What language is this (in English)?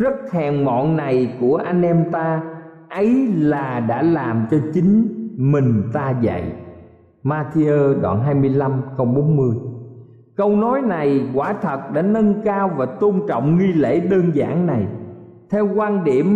Vietnamese